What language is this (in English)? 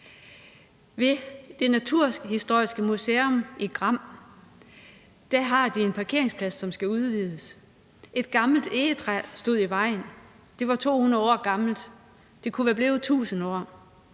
Danish